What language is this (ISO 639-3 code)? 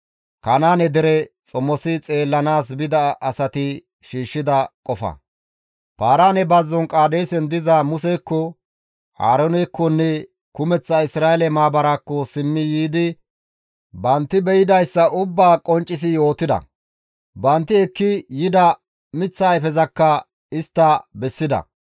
gmv